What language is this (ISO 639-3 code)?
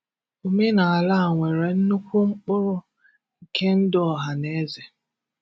ibo